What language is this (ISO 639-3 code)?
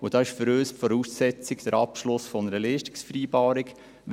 gsw